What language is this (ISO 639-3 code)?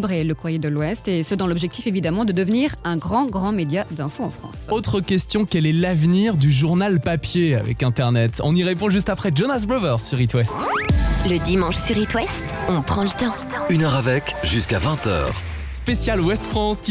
fra